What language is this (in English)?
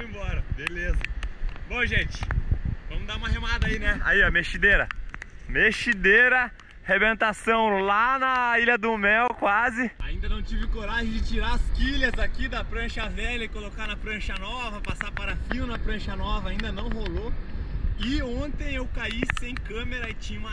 Portuguese